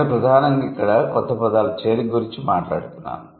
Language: Telugu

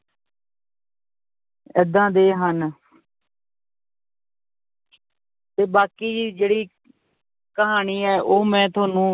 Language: Punjabi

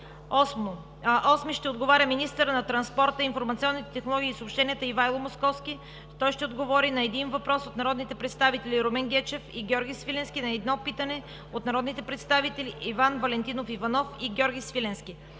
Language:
Bulgarian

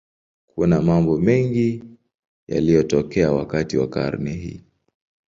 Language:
Swahili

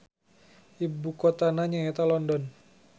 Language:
Sundanese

